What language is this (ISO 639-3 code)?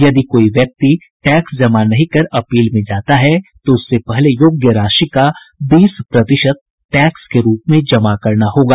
hin